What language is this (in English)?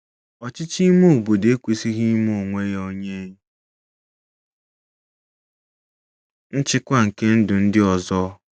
Igbo